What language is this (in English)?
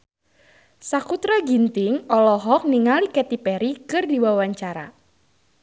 Sundanese